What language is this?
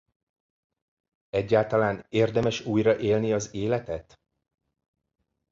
Hungarian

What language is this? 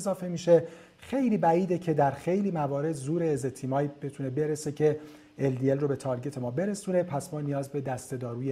Persian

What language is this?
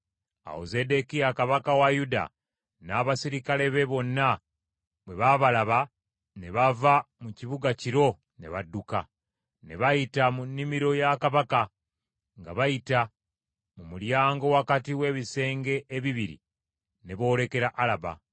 Ganda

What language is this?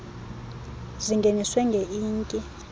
Xhosa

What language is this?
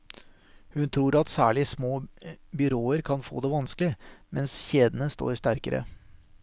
Norwegian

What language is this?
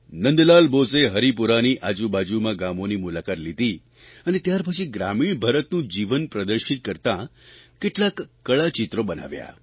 Gujarati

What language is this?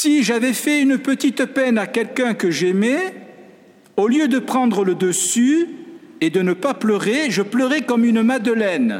French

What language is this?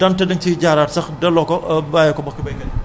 Wolof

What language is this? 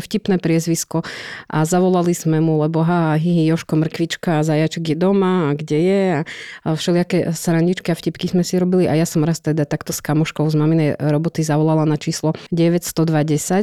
Slovak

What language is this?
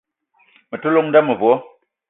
Eton (Cameroon)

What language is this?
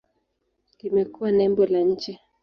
Swahili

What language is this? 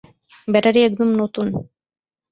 Bangla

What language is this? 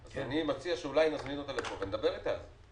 Hebrew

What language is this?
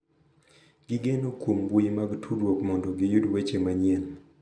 Luo (Kenya and Tanzania)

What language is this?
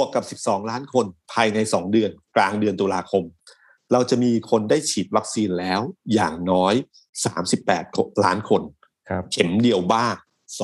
Thai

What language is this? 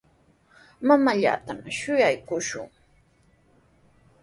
Sihuas Ancash Quechua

